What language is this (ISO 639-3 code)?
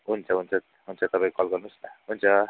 nep